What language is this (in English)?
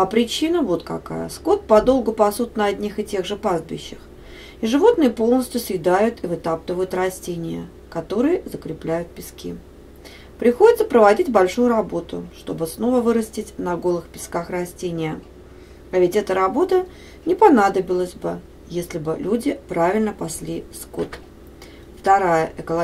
Russian